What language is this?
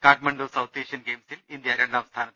Malayalam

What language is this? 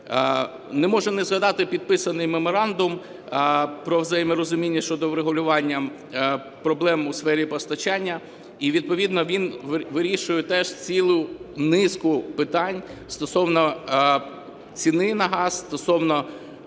Ukrainian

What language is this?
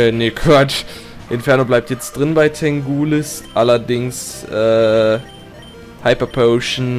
German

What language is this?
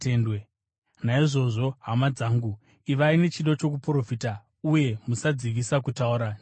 Shona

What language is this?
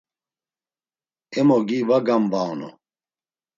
Laz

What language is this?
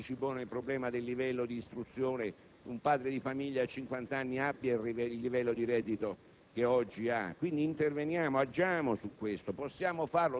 Italian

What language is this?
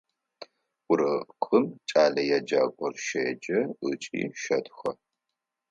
Adyghe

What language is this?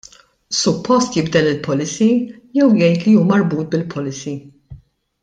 Maltese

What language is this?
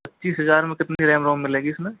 Hindi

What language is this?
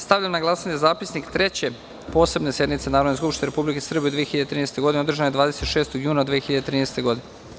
Serbian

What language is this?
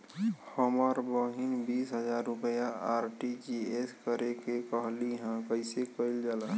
Bhojpuri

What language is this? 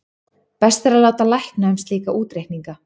Icelandic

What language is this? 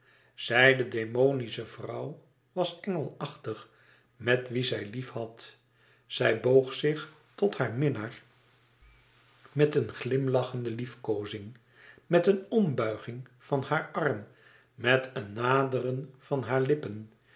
Dutch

